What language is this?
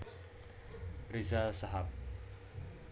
Javanese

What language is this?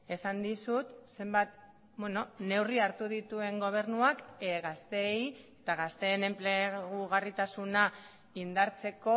Basque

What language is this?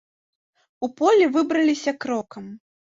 Belarusian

